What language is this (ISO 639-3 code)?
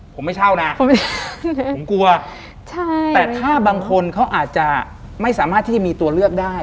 tha